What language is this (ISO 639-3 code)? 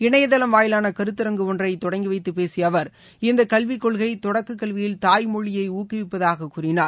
tam